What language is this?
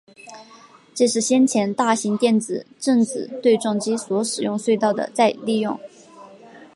Chinese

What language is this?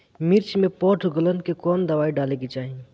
Bhojpuri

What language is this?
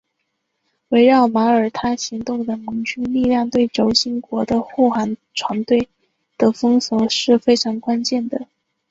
Chinese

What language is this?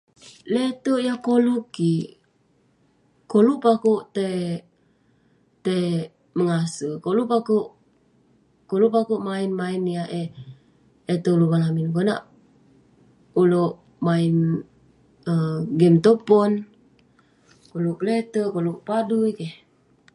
Western Penan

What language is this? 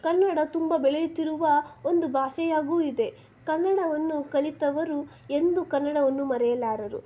Kannada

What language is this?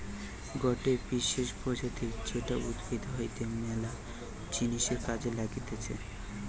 Bangla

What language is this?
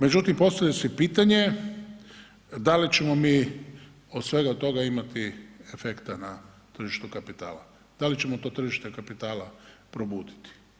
Croatian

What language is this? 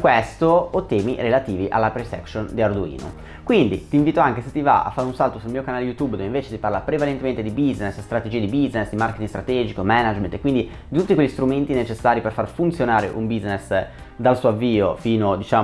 Italian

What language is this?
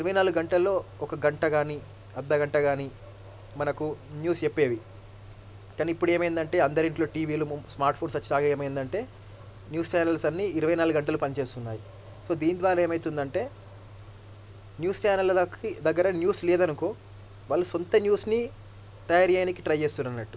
Telugu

